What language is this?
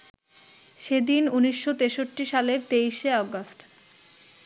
Bangla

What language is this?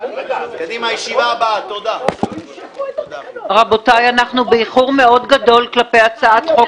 Hebrew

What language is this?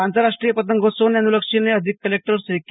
Gujarati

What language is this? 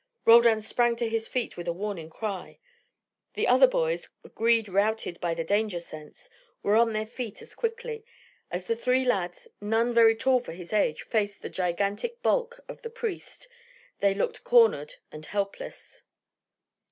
English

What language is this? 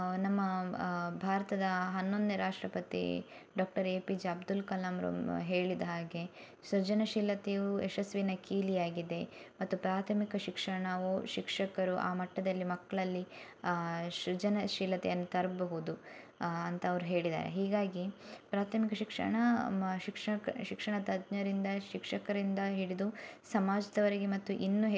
Kannada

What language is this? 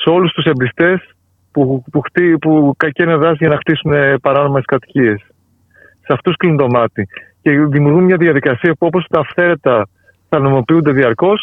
Greek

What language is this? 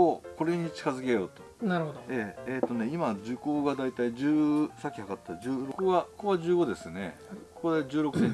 Japanese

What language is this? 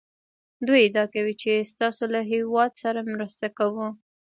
Pashto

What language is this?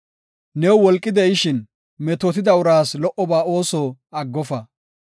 Gofa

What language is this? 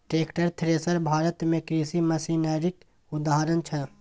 Maithili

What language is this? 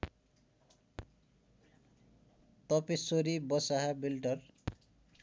Nepali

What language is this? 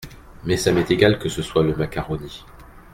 French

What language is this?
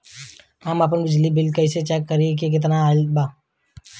Bhojpuri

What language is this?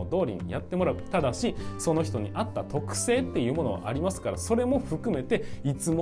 Japanese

